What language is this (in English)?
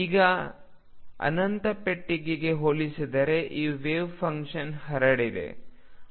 Kannada